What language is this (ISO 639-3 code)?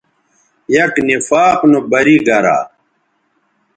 btv